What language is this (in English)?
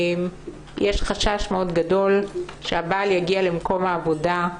Hebrew